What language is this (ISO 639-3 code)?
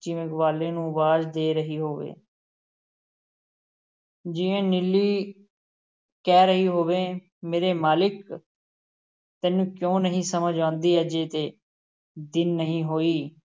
pan